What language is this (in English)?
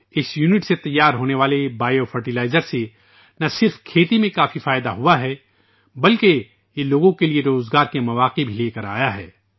Urdu